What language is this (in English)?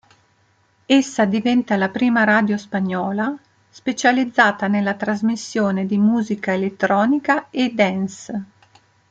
Italian